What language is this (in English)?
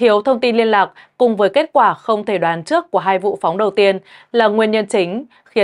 Vietnamese